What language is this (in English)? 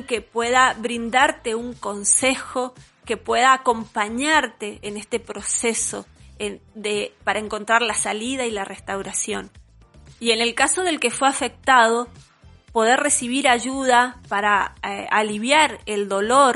Spanish